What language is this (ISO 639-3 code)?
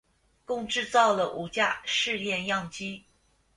zho